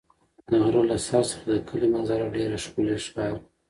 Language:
Pashto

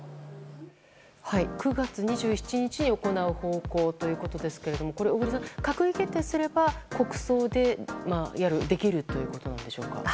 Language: Japanese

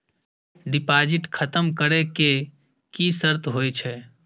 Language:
Maithili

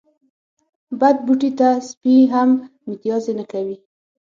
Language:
Pashto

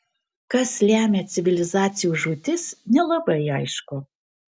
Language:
Lithuanian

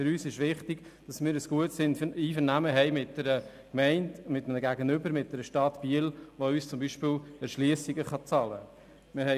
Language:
Swiss German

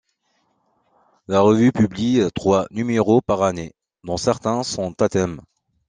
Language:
French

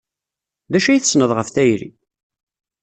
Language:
Kabyle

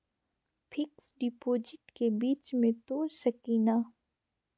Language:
Magahi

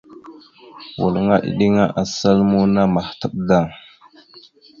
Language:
Mada (Cameroon)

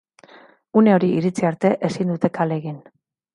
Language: Basque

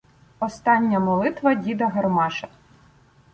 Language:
Ukrainian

